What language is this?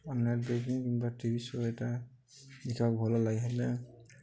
Odia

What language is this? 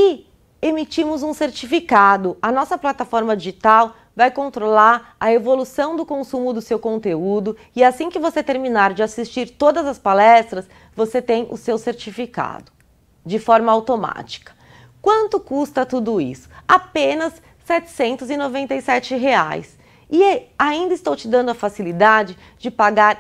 Portuguese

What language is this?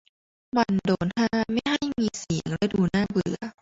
Thai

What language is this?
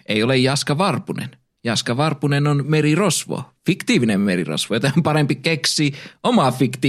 Finnish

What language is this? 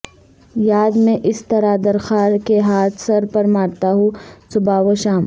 Urdu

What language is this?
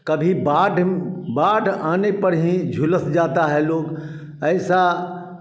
Hindi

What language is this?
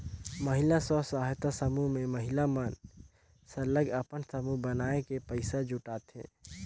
Chhattisgarhi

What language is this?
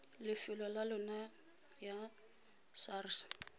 Tswana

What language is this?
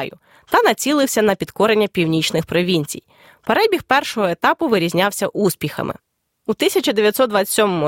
Ukrainian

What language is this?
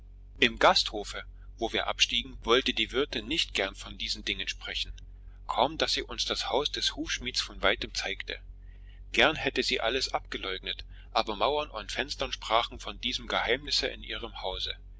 German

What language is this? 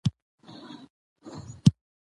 Pashto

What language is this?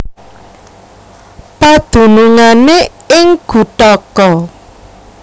Javanese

